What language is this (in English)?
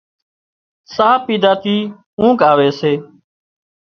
Wadiyara Koli